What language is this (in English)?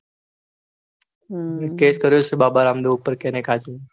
Gujarati